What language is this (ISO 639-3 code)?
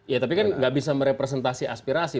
ind